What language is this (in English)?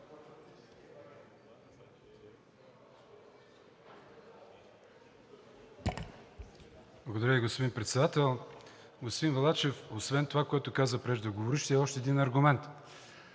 Bulgarian